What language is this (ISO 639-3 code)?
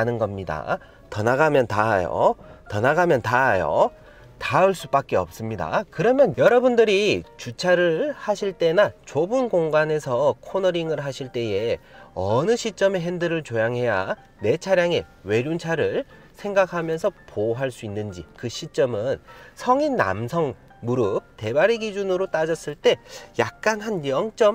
kor